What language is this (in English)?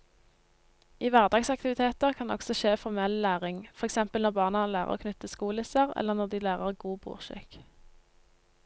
Norwegian